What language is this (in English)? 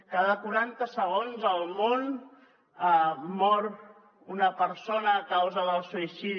Catalan